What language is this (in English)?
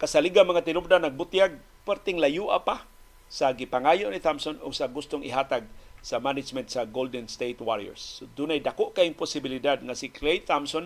Filipino